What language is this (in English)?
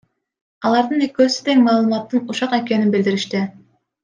Kyrgyz